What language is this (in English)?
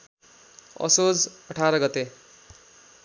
Nepali